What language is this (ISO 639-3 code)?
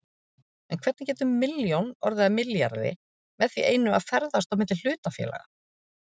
isl